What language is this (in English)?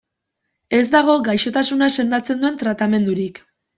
Basque